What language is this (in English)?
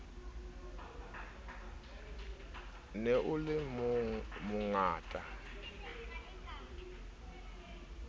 Southern Sotho